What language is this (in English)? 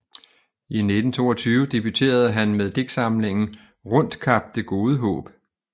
Danish